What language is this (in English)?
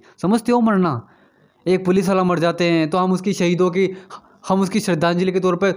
Hindi